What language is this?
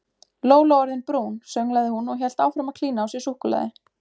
Icelandic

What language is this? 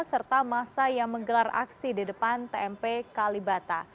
Indonesian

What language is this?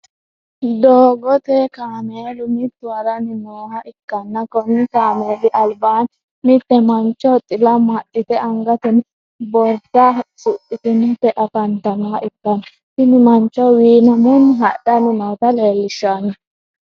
Sidamo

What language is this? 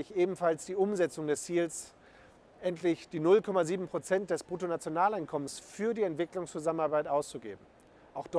German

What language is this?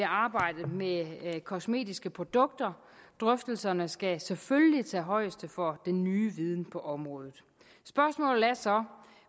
Danish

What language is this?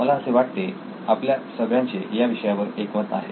Marathi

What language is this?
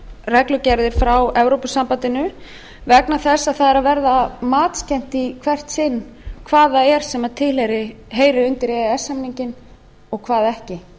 Icelandic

